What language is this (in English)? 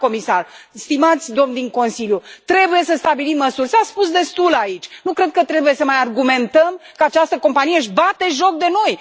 Romanian